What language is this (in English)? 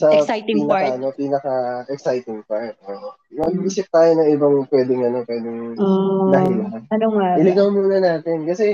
Filipino